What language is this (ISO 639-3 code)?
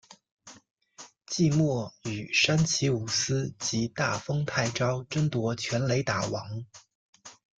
zho